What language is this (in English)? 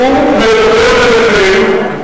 Hebrew